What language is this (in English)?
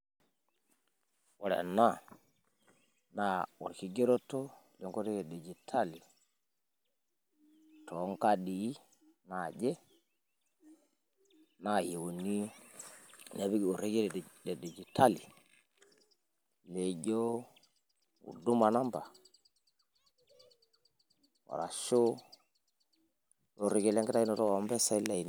Masai